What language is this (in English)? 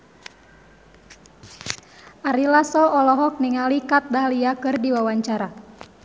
Sundanese